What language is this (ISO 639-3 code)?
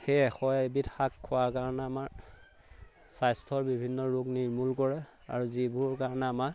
asm